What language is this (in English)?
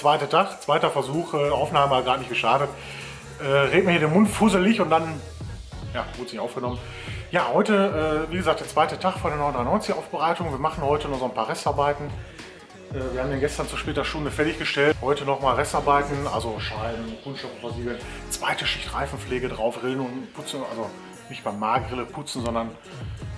German